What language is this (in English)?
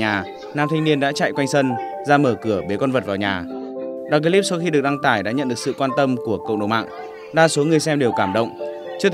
Vietnamese